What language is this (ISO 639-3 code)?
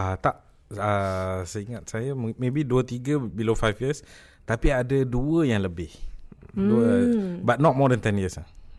msa